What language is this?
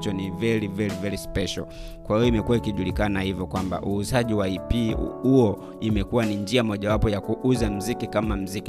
Swahili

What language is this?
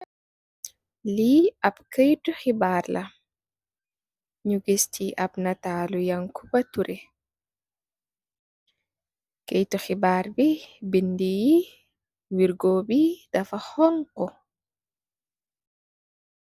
Wolof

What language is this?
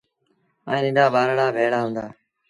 Sindhi Bhil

